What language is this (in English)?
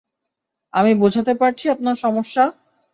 Bangla